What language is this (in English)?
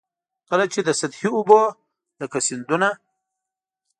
Pashto